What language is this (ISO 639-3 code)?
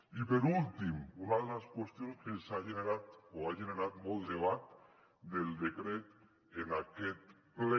cat